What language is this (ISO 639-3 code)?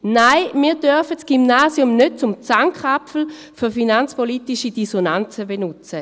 gsw